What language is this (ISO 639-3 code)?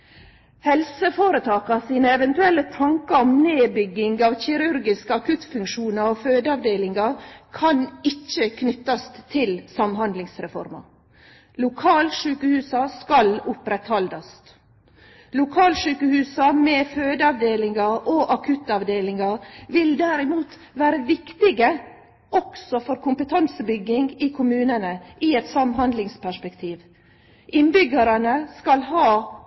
nno